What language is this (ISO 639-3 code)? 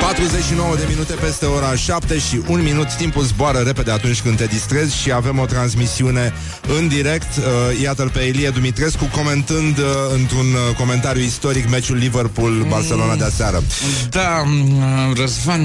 ron